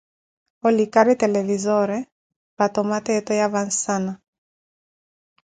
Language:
Koti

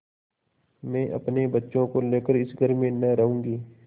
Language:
Hindi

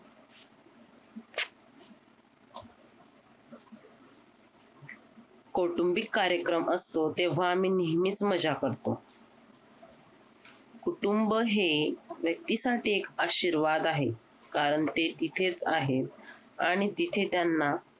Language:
Marathi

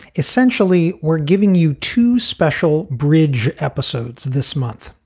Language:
English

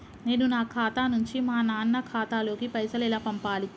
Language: Telugu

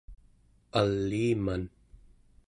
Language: Central Yupik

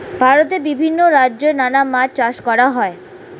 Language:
Bangla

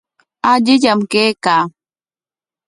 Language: Corongo Ancash Quechua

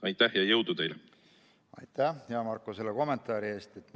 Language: Estonian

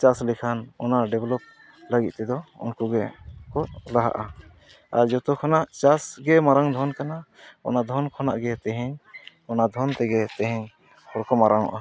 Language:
Santali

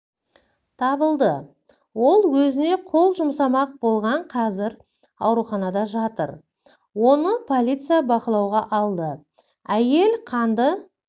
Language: Kazakh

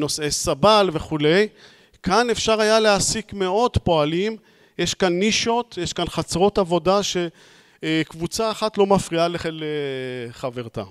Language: Hebrew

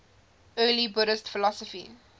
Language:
English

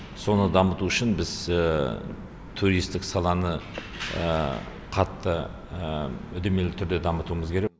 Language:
Kazakh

